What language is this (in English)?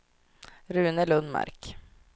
Swedish